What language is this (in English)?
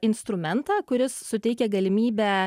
Lithuanian